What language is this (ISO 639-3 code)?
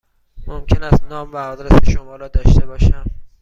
fas